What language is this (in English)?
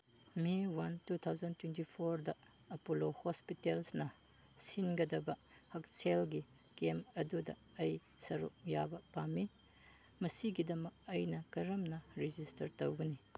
Manipuri